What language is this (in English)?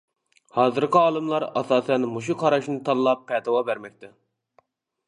Uyghur